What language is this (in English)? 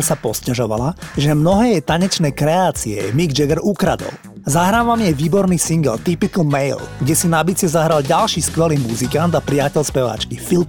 Slovak